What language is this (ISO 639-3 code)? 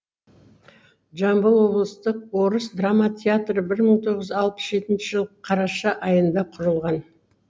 kaz